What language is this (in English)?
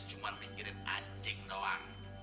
Indonesian